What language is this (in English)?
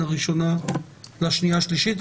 Hebrew